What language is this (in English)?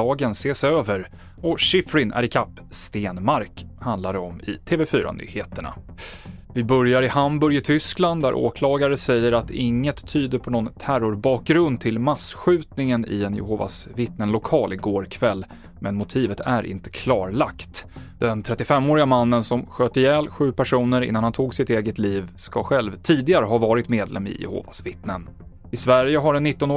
Swedish